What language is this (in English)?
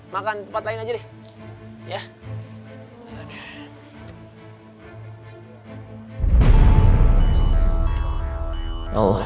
Indonesian